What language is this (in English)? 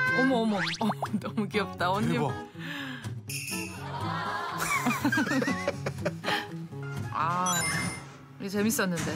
Korean